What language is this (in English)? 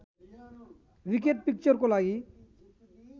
Nepali